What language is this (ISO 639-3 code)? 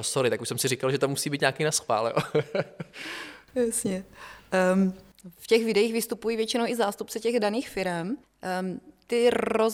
ces